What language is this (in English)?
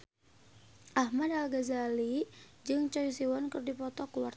Sundanese